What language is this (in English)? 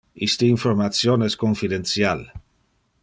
Interlingua